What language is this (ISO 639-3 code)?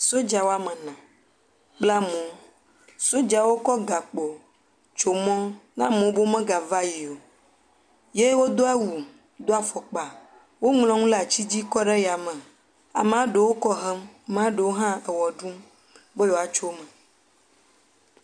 ewe